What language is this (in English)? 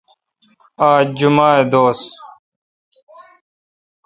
Kalkoti